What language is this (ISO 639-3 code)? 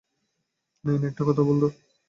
ben